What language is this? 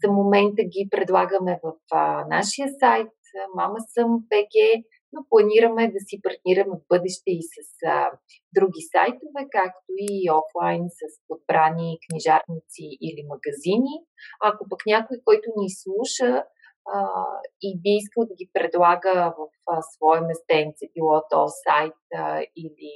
Bulgarian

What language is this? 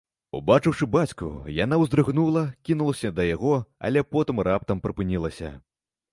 Belarusian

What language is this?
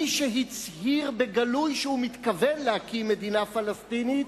Hebrew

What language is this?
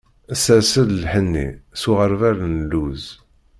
Kabyle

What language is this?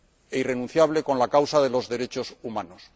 Spanish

